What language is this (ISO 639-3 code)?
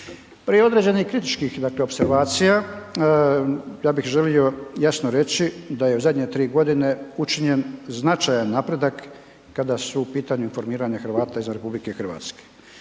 hrv